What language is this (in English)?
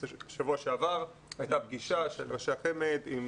Hebrew